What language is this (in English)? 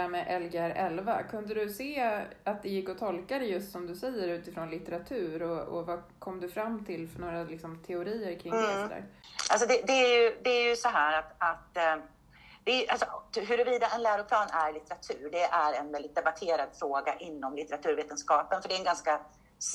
Swedish